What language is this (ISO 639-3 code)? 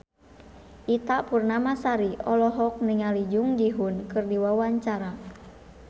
sun